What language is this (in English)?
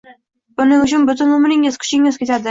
Uzbek